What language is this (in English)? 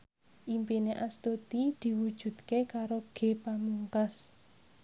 Javanese